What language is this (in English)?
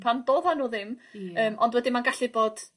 Welsh